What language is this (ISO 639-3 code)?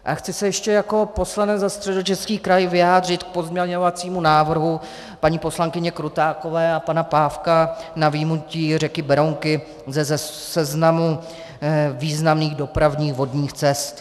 ces